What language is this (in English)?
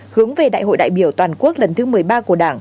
Vietnamese